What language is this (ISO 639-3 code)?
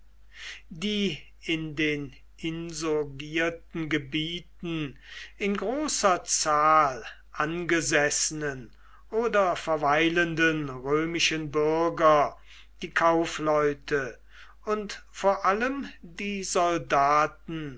deu